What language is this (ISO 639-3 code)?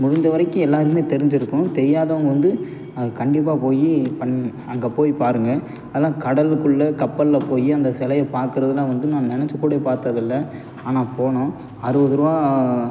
tam